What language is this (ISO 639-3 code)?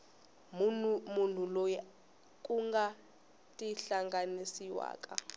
tso